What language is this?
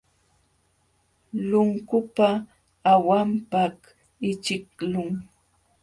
Jauja Wanca Quechua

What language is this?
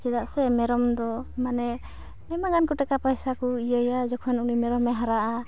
Santali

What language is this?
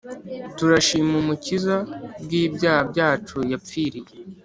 Kinyarwanda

